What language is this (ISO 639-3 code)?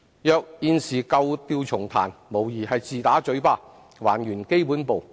yue